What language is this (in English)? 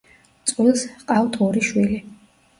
Georgian